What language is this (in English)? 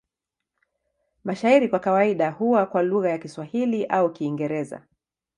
Swahili